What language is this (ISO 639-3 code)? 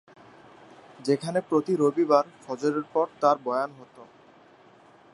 ben